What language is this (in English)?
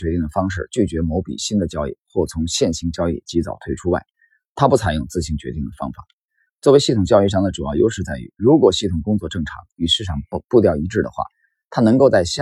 Chinese